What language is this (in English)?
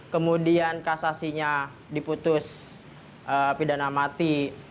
Indonesian